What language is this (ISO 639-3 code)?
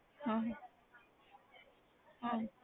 pan